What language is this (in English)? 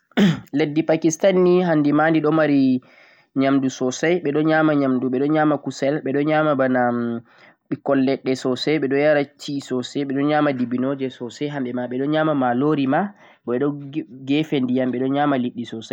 Central-Eastern Niger Fulfulde